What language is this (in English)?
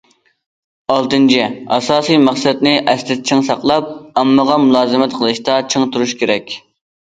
Uyghur